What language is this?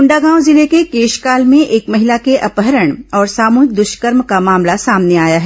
Hindi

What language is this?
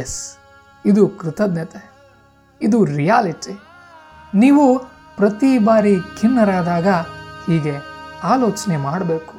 Kannada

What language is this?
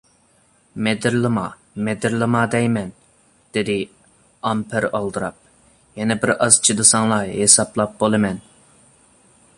Uyghur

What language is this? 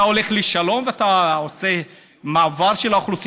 Hebrew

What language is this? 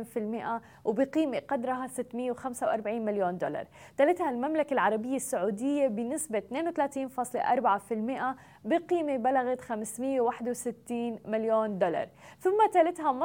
Arabic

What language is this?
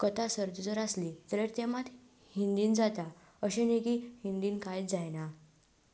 Konkani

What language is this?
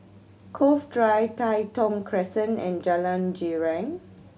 English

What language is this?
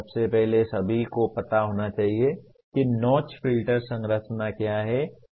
Hindi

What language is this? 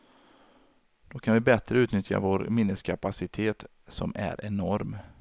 Swedish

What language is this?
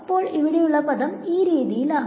Malayalam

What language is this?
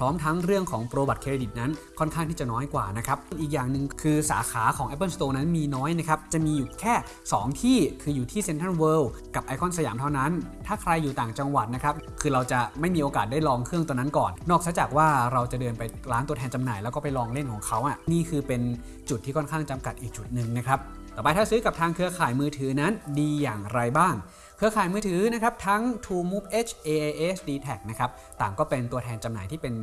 Thai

